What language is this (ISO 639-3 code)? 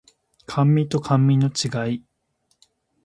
jpn